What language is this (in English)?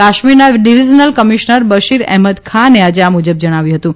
Gujarati